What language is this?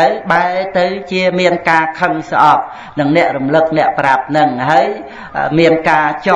Vietnamese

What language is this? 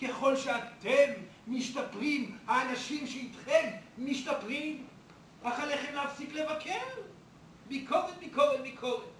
Hebrew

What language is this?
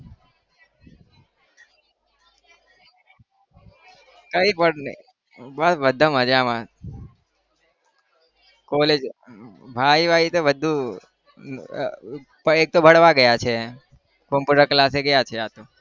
Gujarati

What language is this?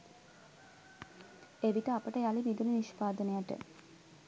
Sinhala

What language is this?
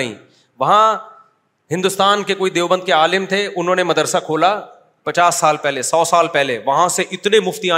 Urdu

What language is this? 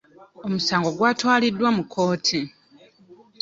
Ganda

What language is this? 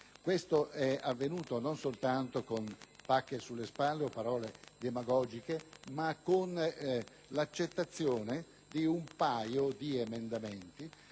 Italian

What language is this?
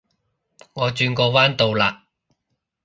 Cantonese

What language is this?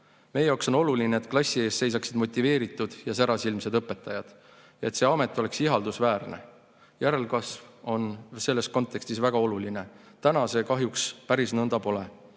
Estonian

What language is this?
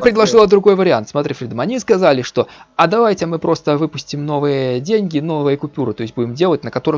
Russian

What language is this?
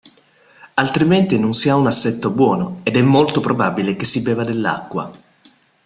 Italian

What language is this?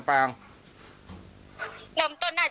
Thai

